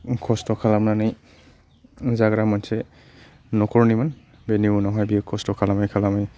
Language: Bodo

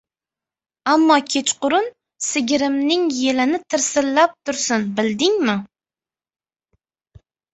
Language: Uzbek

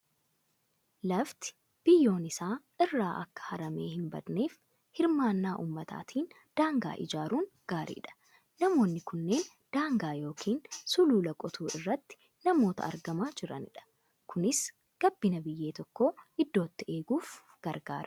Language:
Oromo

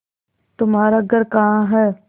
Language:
Hindi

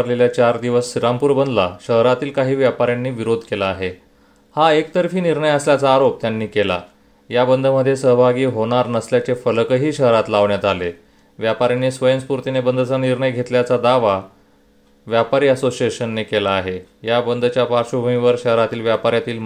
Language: Marathi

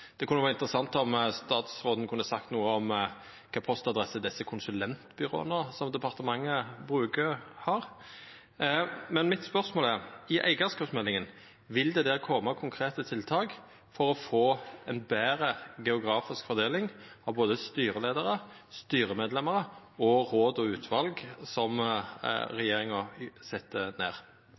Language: Norwegian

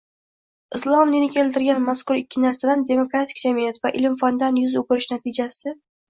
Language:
Uzbek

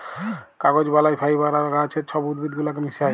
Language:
Bangla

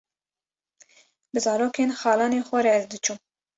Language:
Kurdish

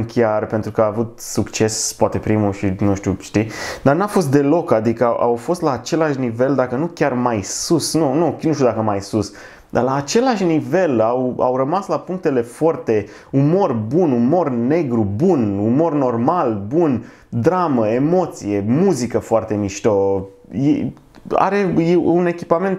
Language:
Romanian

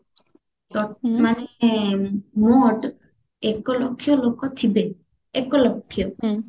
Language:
Odia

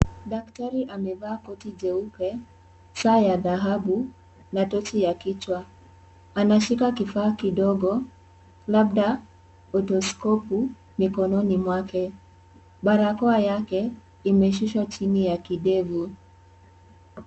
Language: Swahili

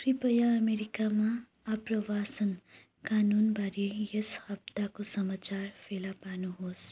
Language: Nepali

